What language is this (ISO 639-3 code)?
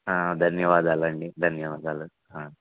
tel